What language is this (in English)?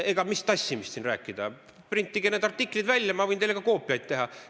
Estonian